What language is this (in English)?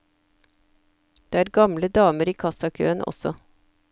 Norwegian